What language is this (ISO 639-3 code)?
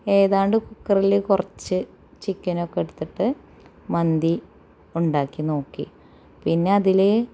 mal